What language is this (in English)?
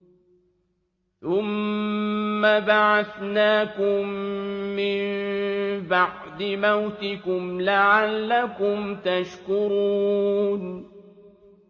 Arabic